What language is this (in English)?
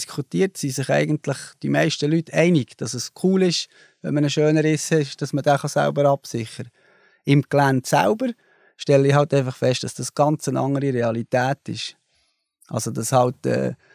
German